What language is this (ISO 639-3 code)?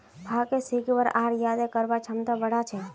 mag